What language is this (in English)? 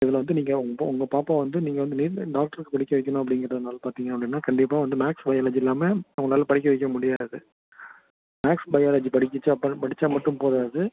Tamil